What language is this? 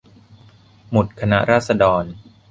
Thai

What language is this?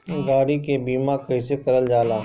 Bhojpuri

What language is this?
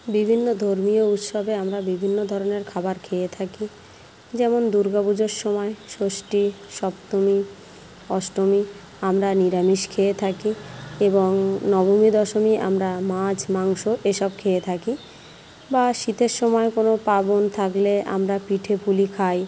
Bangla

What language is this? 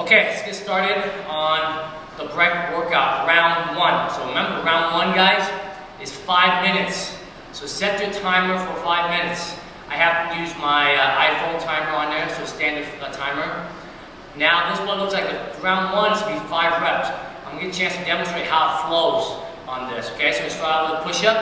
English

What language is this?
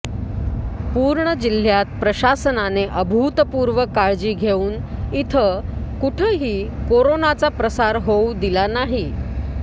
Marathi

